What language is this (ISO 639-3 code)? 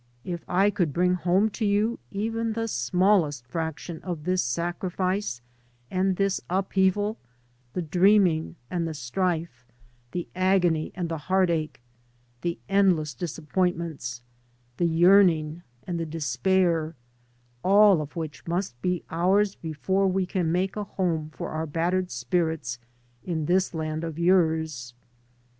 eng